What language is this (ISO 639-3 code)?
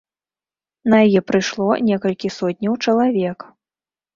bel